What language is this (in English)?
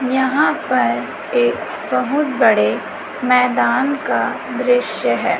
Hindi